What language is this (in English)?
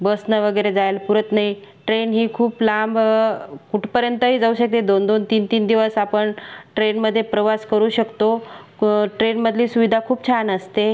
Marathi